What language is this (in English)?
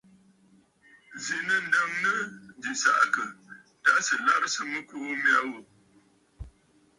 Bafut